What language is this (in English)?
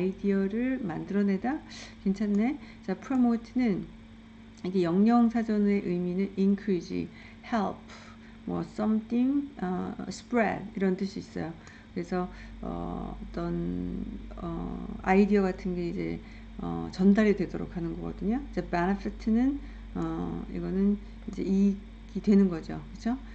Korean